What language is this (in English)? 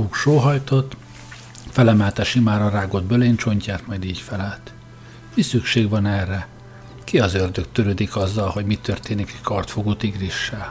Hungarian